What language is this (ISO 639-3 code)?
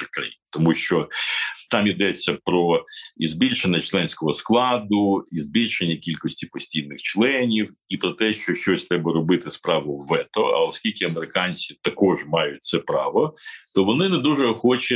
ukr